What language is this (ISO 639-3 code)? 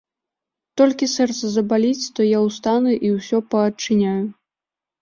bel